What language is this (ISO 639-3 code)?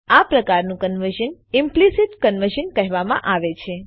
guj